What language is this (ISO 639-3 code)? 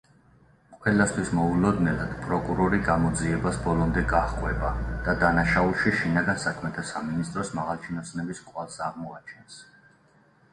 kat